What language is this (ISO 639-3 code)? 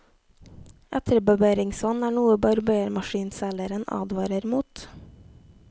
nor